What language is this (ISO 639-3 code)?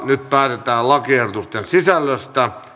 fin